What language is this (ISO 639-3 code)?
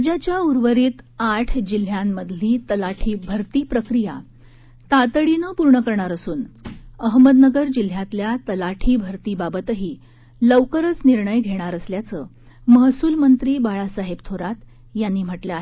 mar